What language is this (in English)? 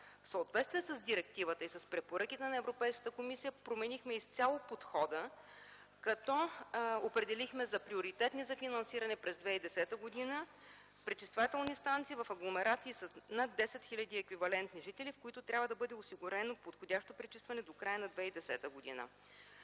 Bulgarian